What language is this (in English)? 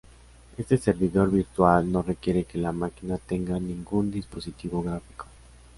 Spanish